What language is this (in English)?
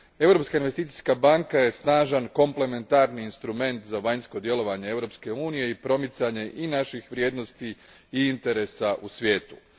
Croatian